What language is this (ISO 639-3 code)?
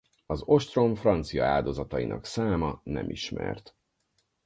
hun